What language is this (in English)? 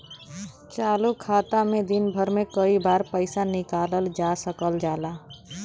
Bhojpuri